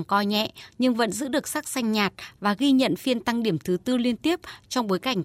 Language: Vietnamese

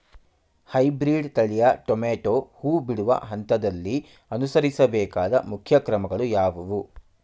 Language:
Kannada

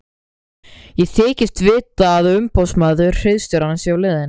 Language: Icelandic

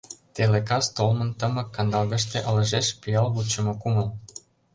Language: Mari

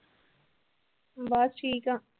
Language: Punjabi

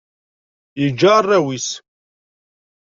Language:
Kabyle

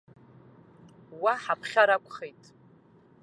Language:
Abkhazian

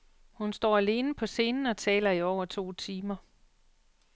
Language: Danish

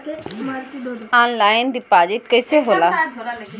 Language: Bhojpuri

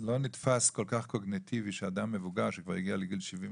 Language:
Hebrew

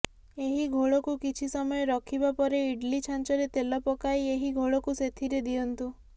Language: Odia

